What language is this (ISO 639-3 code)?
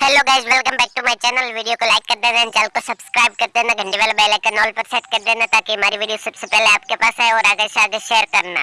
hin